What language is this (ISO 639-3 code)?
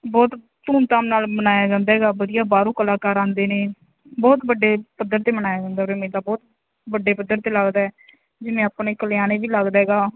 pan